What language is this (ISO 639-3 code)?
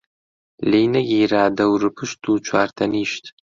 ckb